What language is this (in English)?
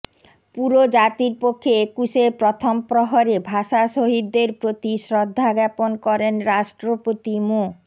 Bangla